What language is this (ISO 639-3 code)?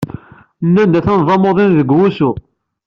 kab